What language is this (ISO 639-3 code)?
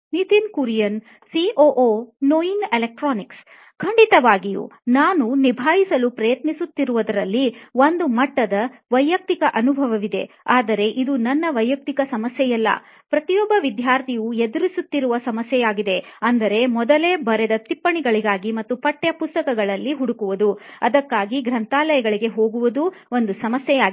kan